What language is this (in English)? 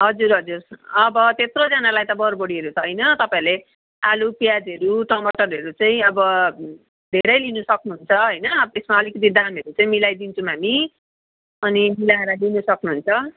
Nepali